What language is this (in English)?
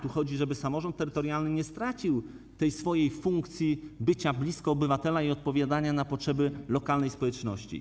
Polish